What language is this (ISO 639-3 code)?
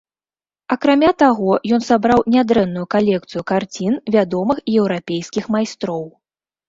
bel